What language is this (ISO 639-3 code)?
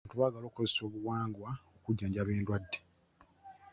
lug